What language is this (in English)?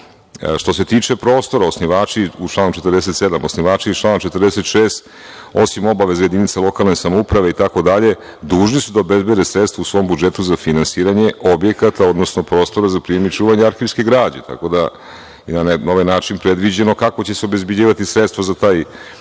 Serbian